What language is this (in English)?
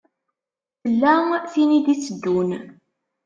Kabyle